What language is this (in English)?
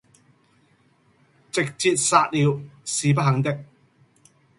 Cantonese